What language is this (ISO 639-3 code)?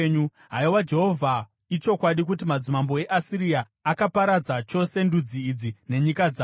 sna